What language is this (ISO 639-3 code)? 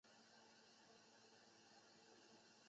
zho